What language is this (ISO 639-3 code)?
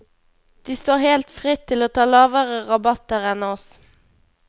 nor